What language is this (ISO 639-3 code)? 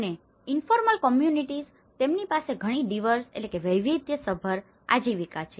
guj